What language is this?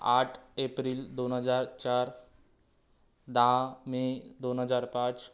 Marathi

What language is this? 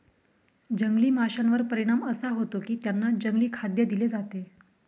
Marathi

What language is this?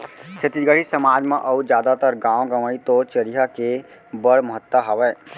Chhattisgarhi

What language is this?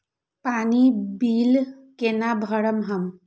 Maithili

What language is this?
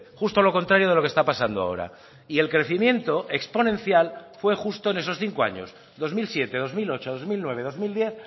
Spanish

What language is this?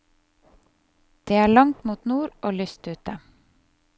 Norwegian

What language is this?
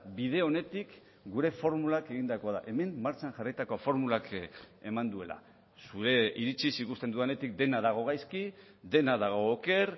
Basque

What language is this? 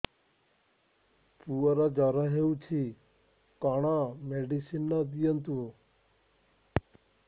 Odia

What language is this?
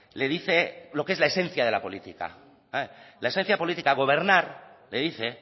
Spanish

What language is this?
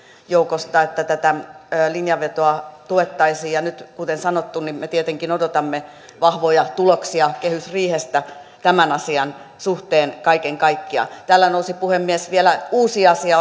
Finnish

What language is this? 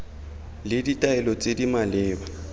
Tswana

